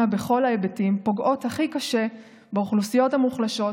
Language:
Hebrew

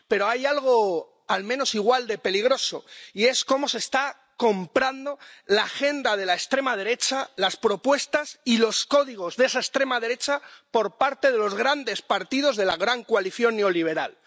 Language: Spanish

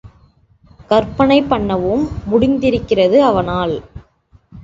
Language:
Tamil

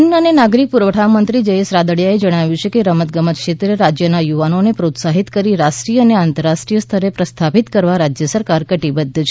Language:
Gujarati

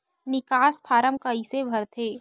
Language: Chhattisgarhi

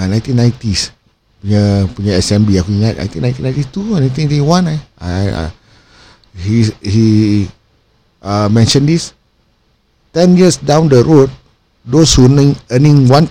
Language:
Malay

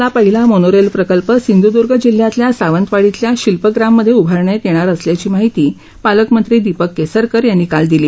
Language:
Marathi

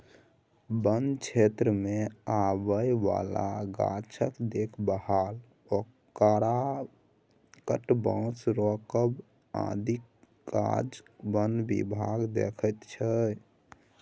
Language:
Maithili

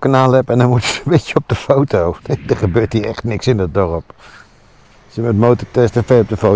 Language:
Dutch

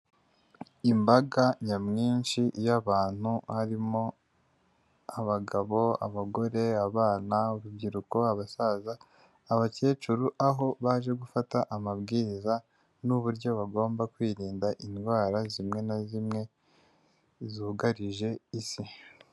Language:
Kinyarwanda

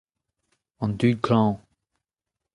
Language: Breton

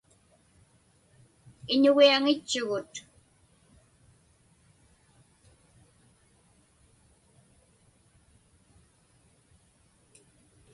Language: Inupiaq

